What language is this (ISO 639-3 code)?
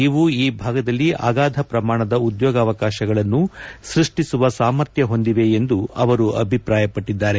kan